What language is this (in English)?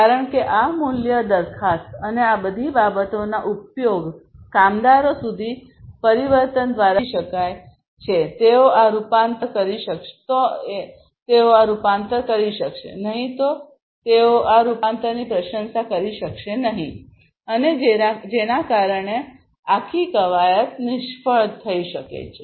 Gujarati